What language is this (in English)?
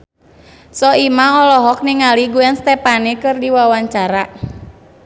Sundanese